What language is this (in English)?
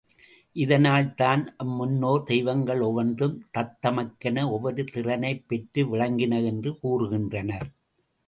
Tamil